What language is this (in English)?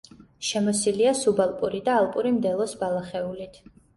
Georgian